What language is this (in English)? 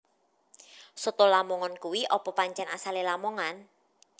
Javanese